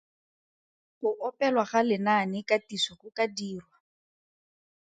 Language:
Tswana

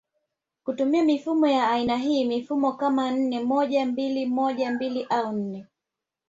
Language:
Swahili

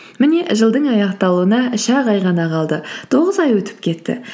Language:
Kazakh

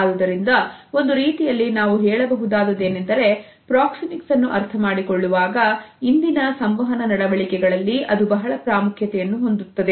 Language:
Kannada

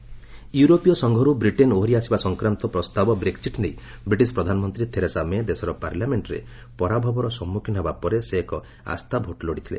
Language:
Odia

